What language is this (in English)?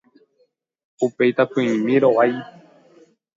Guarani